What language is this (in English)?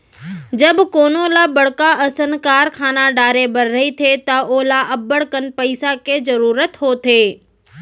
Chhattisgarhi